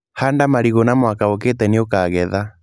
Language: Kikuyu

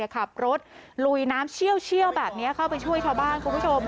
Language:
Thai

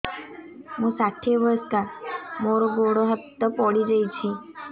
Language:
Odia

